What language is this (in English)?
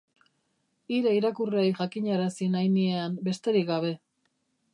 Basque